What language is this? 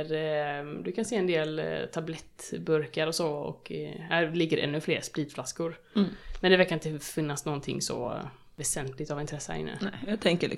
Swedish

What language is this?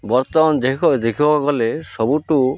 Odia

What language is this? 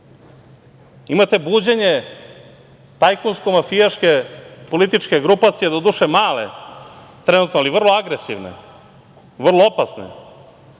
Serbian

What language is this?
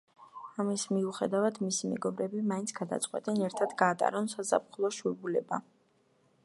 Georgian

